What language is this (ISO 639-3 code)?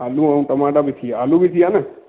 snd